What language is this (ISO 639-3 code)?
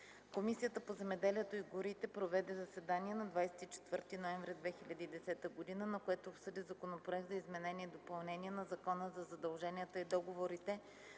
bul